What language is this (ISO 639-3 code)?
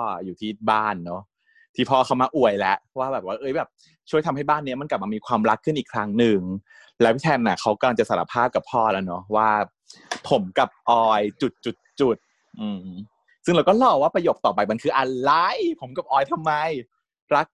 tha